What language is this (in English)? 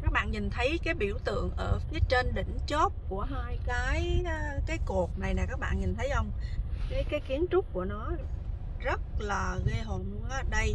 Vietnamese